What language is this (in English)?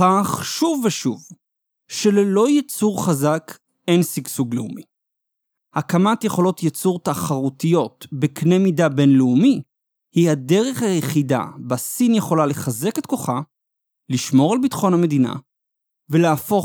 Hebrew